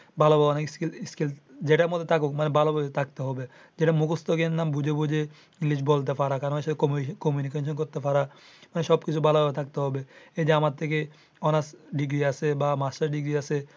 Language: Bangla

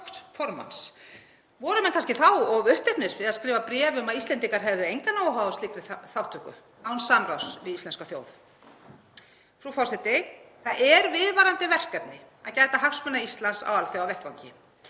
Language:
Icelandic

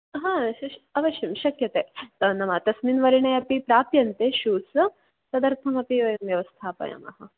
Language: Sanskrit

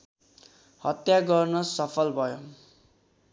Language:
Nepali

